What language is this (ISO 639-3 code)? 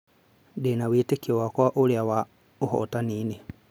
kik